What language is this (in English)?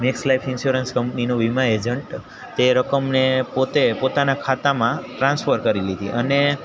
Gujarati